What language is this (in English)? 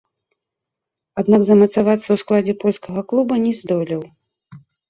Belarusian